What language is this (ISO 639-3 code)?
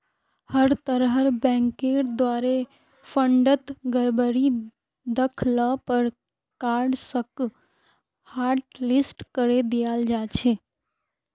mag